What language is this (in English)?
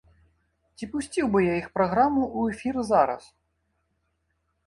Belarusian